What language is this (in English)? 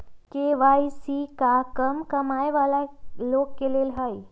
Magahi